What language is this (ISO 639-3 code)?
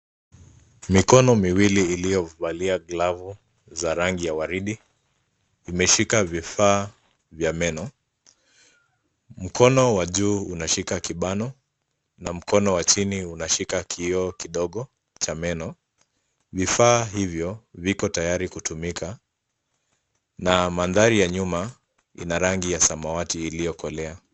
swa